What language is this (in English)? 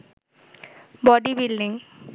Bangla